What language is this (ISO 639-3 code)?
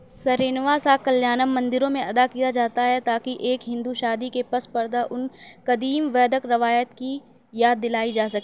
urd